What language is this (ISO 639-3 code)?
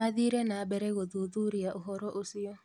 kik